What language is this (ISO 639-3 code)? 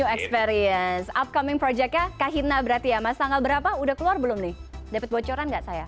ind